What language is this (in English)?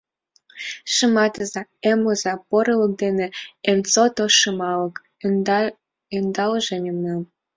Mari